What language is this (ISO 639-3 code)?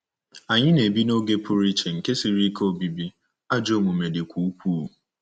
ibo